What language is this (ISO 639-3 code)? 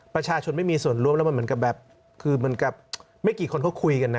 tha